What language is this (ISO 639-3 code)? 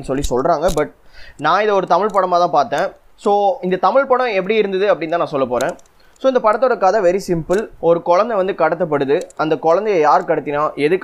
tam